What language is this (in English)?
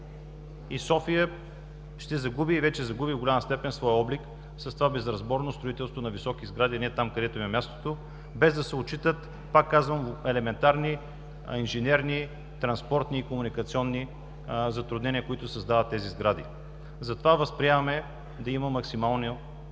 Bulgarian